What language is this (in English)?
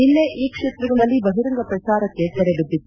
Kannada